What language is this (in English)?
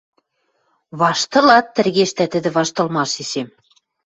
Western Mari